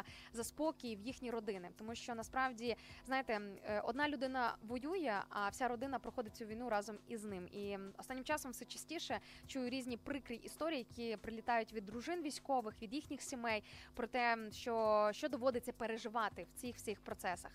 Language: Ukrainian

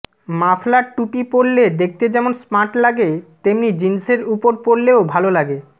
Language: Bangla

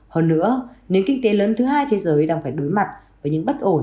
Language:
Vietnamese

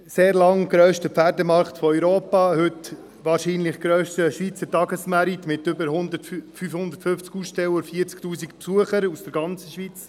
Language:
Swiss German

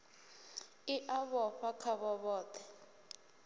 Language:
Venda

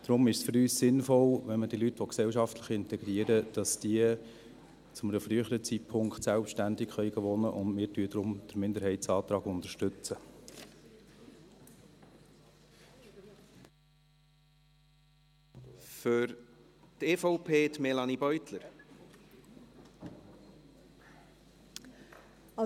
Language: Swiss German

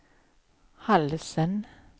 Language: Swedish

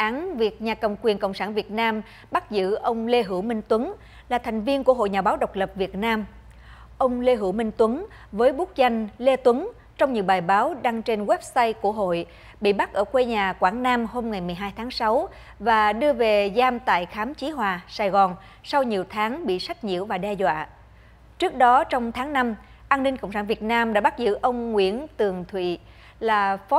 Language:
Vietnamese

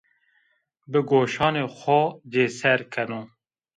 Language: Zaza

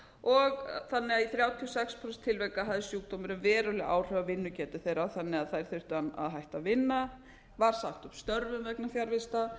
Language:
Icelandic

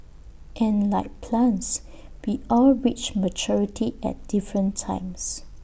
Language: English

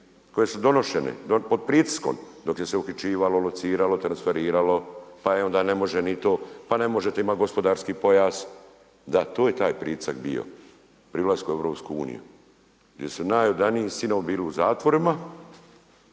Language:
Croatian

